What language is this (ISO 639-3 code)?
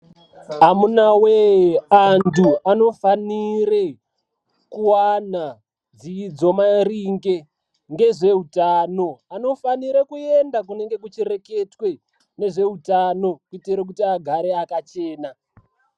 ndc